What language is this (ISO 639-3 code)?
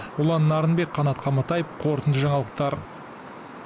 kaz